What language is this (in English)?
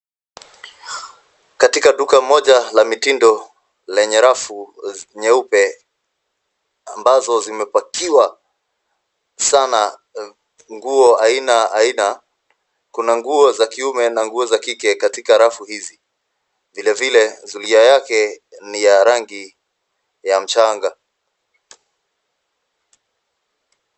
Swahili